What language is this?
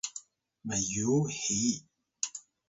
Atayal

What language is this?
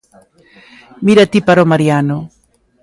Galician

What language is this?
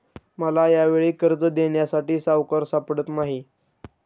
Marathi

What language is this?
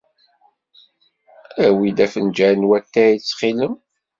Kabyle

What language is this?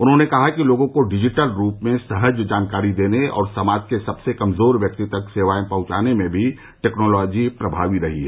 Hindi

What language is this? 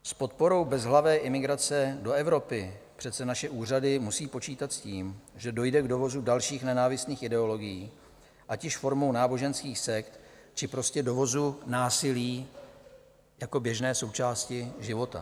Czech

